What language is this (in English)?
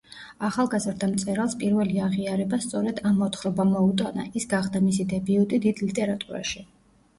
Georgian